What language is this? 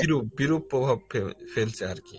Bangla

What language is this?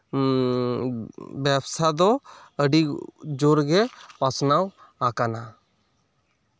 Santali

